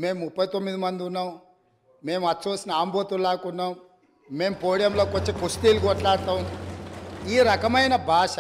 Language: Telugu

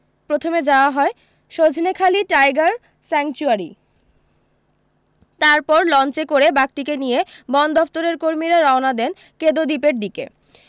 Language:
Bangla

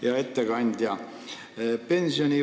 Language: Estonian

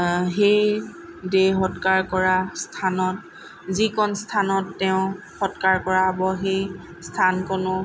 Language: Assamese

